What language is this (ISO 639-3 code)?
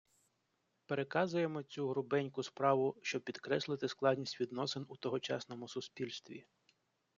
ukr